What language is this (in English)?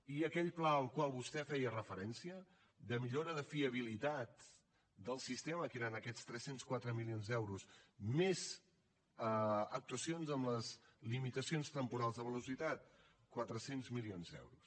Catalan